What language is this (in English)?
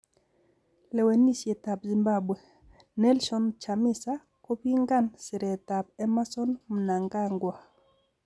Kalenjin